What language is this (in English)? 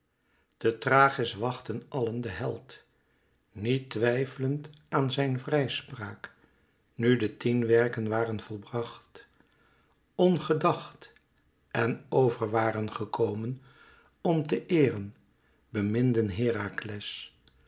Dutch